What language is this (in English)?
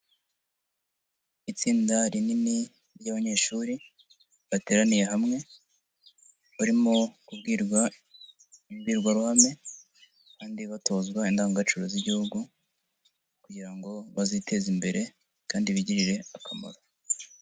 Kinyarwanda